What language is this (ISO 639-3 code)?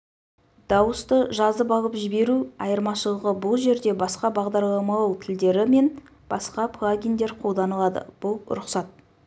kaz